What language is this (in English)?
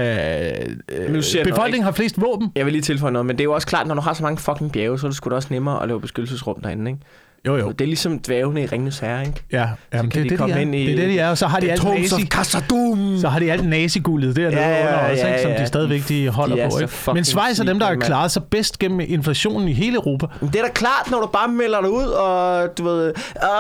Danish